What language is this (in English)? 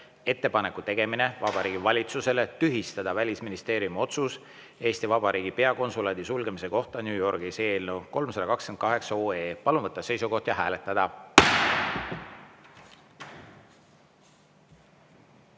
Estonian